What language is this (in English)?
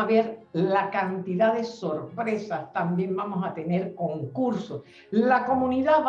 Spanish